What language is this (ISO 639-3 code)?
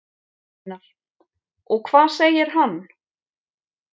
isl